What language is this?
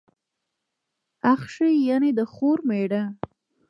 Pashto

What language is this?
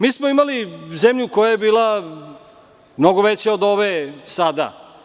Serbian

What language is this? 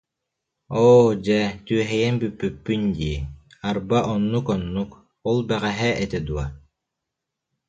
Yakut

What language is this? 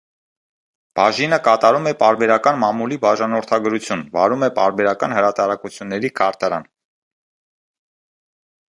Armenian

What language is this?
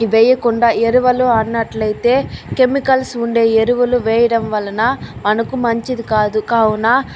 Telugu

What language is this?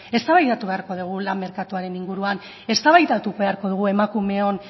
Basque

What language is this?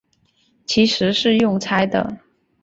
Chinese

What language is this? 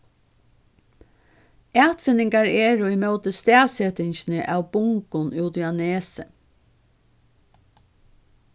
Faroese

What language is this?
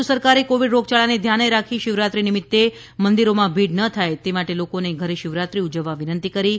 Gujarati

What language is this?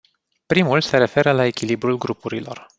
Romanian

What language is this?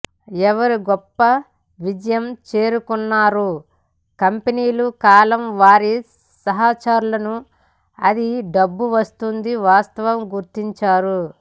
Telugu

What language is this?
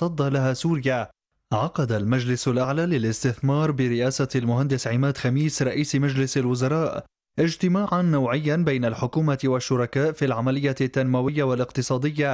Arabic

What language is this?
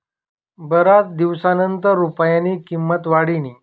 Marathi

